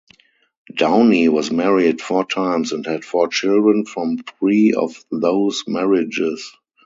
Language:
English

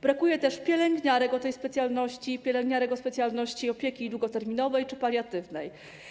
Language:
Polish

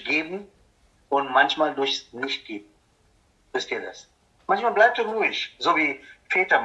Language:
German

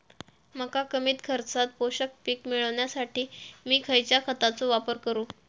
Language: Marathi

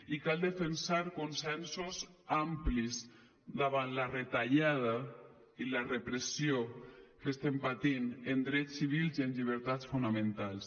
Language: Catalan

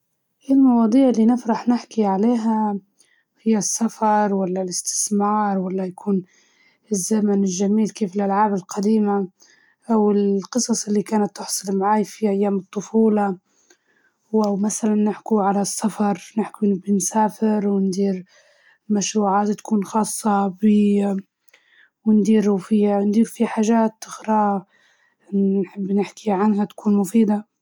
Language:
Libyan Arabic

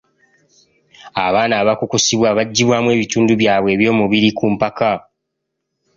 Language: Ganda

